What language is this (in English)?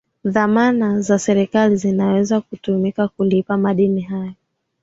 Swahili